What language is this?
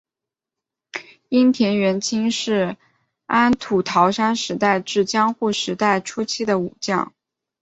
Chinese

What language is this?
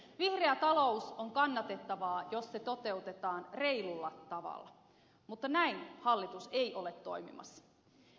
Finnish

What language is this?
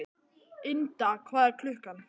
Icelandic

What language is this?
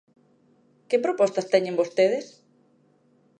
Galician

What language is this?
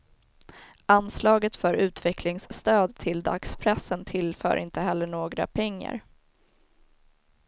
Swedish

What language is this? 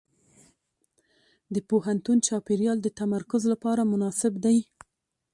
Pashto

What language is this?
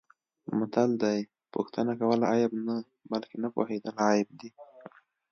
Pashto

